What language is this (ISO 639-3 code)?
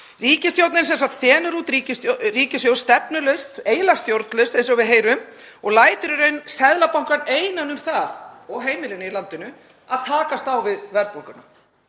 isl